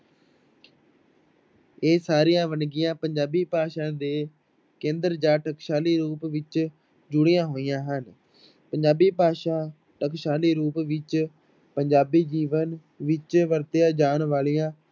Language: Punjabi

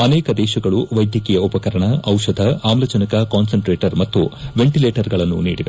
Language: Kannada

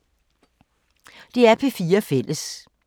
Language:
Danish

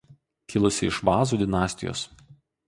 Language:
Lithuanian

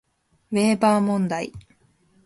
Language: Japanese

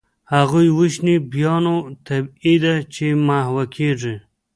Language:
Pashto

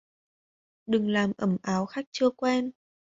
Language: Vietnamese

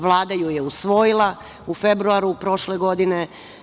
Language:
Serbian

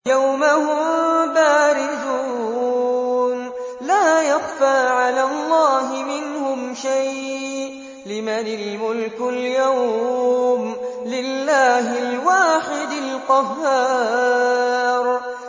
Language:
Arabic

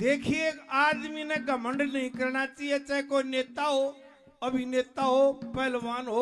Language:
Hindi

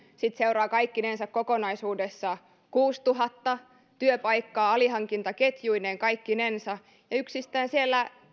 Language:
Finnish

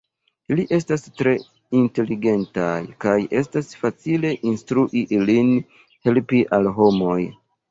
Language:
Esperanto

